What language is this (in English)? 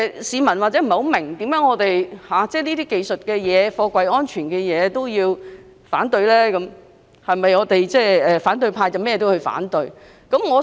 Cantonese